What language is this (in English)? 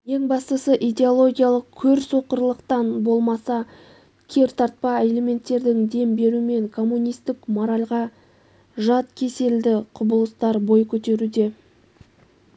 Kazakh